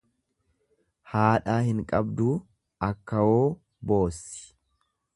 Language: Oromo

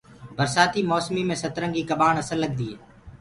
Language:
Gurgula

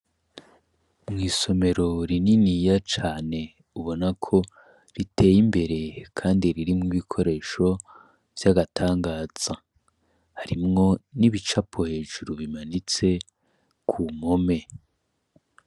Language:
Rundi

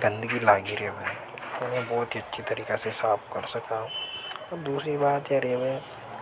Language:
Hadothi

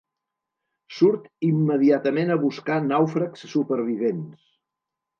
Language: Catalan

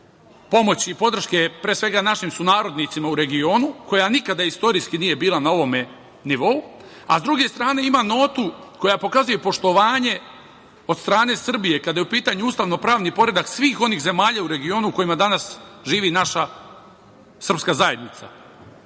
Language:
Serbian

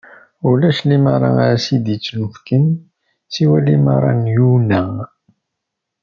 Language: Kabyle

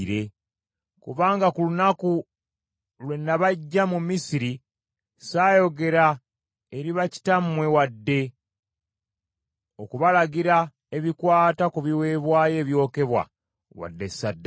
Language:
Ganda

